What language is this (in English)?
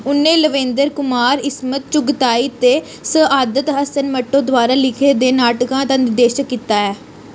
Dogri